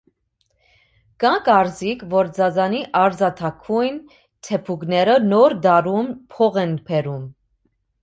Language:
Armenian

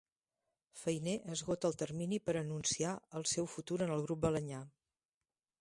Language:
Catalan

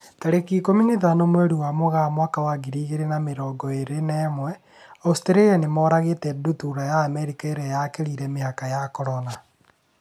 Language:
Kikuyu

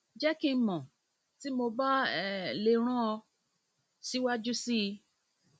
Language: Yoruba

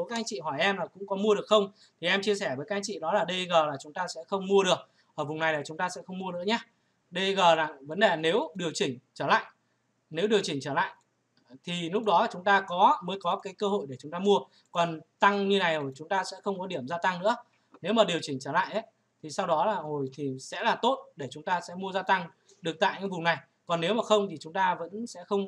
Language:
Vietnamese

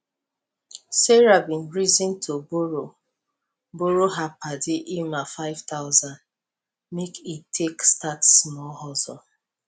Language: Nigerian Pidgin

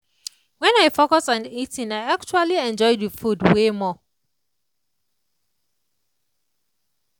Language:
Nigerian Pidgin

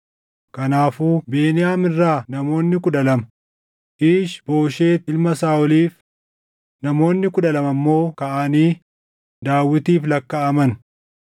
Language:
Oromo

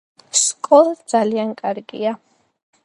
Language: Georgian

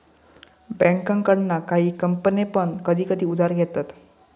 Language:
Marathi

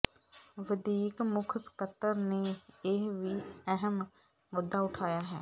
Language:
Punjabi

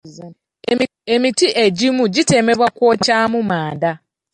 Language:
Ganda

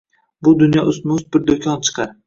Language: Uzbek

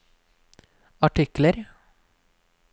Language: Norwegian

